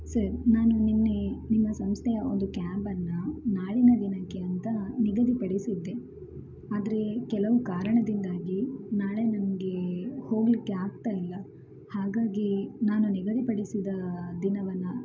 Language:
Kannada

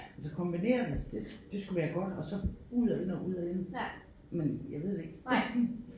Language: Danish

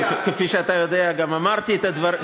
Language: Hebrew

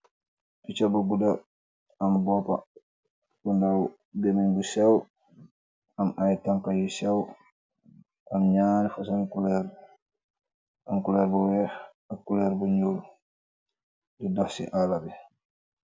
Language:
Wolof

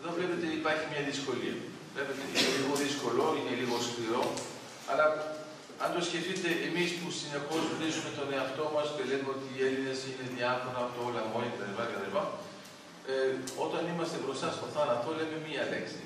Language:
Greek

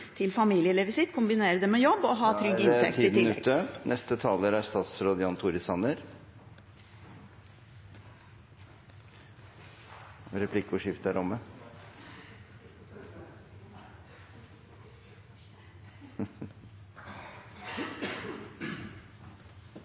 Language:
Norwegian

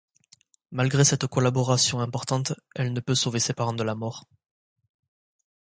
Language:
French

